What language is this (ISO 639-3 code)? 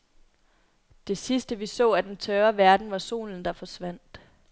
dan